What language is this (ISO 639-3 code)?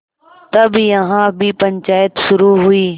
hin